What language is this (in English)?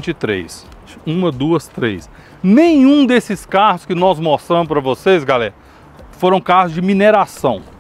Portuguese